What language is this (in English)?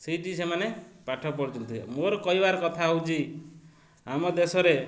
Odia